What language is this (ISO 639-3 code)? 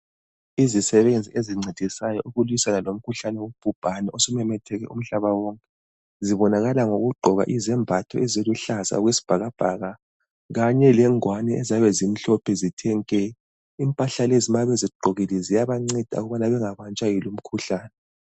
nde